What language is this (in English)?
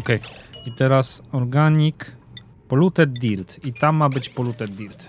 Polish